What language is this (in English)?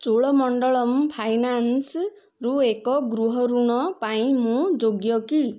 Odia